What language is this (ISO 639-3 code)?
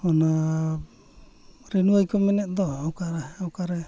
sat